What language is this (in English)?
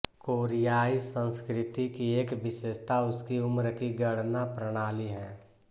Hindi